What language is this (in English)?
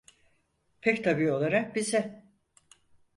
Turkish